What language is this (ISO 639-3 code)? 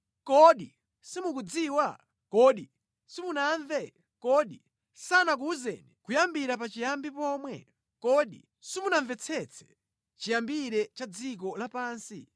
nya